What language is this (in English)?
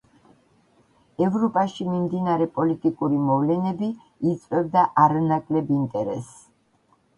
Georgian